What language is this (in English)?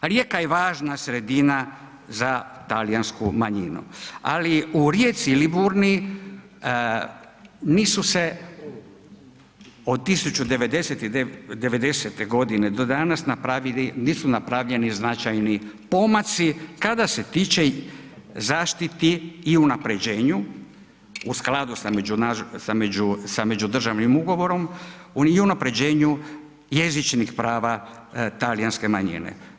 Croatian